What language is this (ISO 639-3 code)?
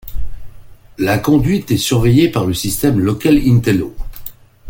fra